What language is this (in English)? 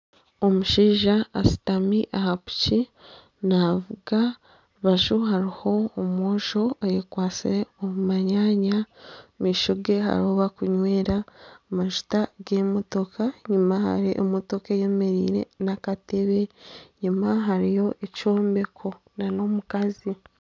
Nyankole